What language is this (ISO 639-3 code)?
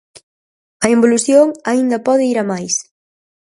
glg